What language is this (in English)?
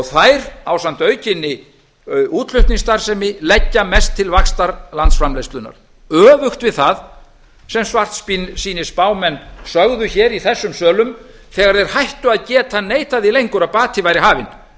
Icelandic